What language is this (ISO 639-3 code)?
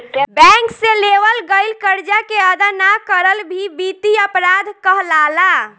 bho